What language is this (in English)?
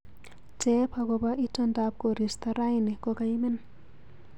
Kalenjin